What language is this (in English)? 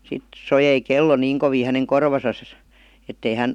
Finnish